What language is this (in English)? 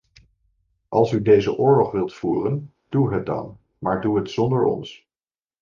Dutch